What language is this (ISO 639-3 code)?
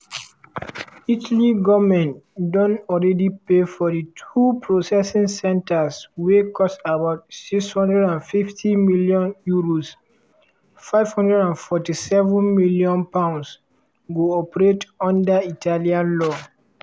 pcm